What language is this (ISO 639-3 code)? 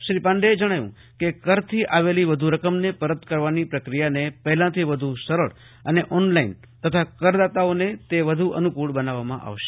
guj